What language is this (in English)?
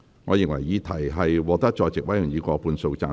Cantonese